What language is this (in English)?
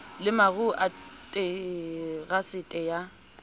Southern Sotho